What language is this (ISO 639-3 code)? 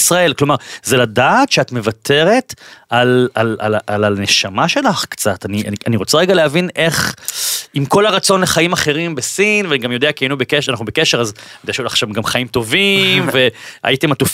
heb